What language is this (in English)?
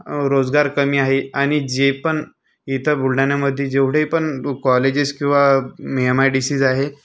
Marathi